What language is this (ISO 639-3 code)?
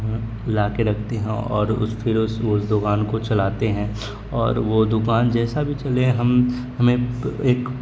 urd